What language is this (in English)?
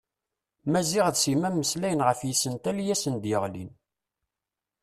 Kabyle